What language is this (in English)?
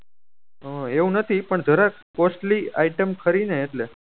Gujarati